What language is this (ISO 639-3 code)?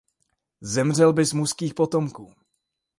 ces